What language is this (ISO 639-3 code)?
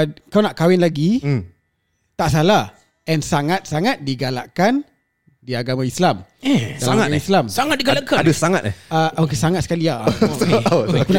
msa